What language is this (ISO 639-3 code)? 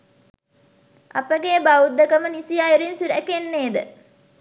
sin